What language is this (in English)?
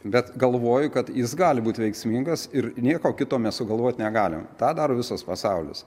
Lithuanian